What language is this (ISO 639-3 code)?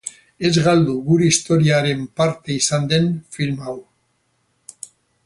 eus